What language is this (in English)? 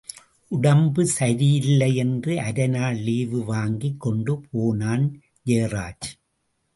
Tamil